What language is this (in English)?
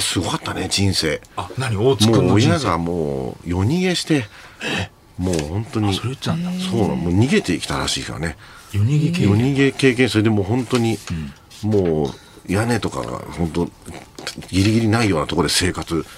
Japanese